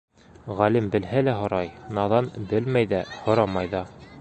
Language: Bashkir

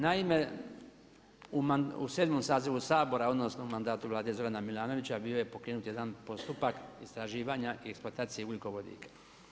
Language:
Croatian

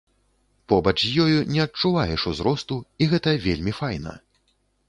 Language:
Belarusian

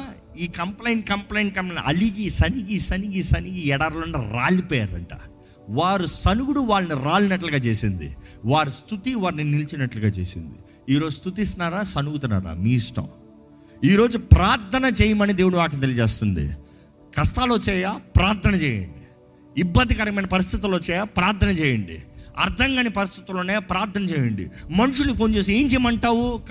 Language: Telugu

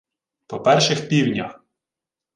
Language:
Ukrainian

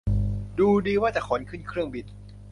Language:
Thai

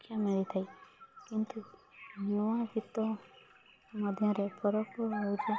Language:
Odia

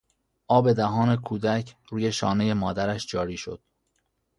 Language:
Persian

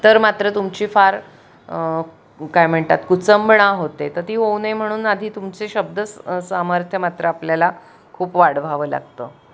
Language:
Marathi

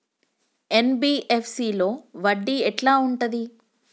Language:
Telugu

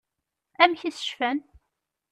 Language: Kabyle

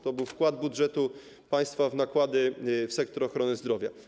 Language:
Polish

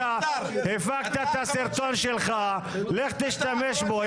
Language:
Hebrew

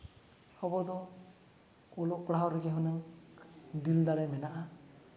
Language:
Santali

